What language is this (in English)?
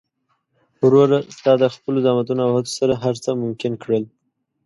Pashto